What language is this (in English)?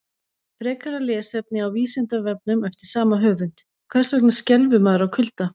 Icelandic